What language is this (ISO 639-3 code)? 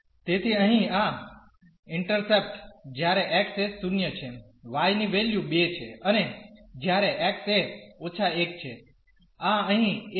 guj